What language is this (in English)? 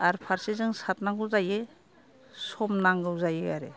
Bodo